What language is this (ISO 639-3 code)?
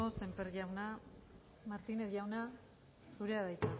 eus